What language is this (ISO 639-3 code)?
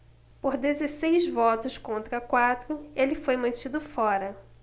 por